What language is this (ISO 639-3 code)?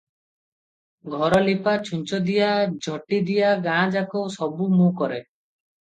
ori